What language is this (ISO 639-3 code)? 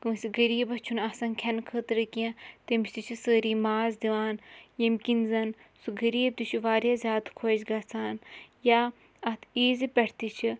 kas